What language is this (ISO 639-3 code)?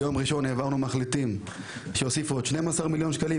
heb